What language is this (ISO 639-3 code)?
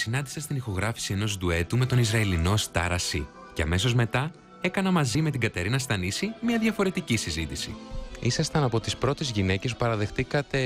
ell